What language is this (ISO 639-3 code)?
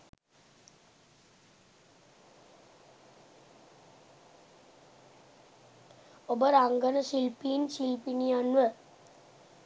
sin